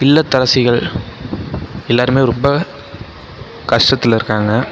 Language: Tamil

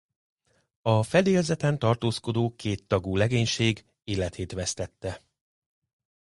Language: Hungarian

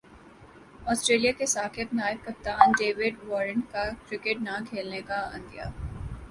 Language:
Urdu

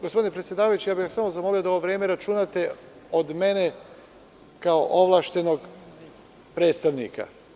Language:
Serbian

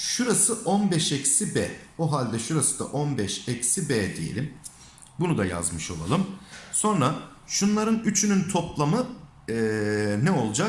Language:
Turkish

